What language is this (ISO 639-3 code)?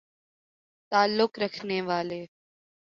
urd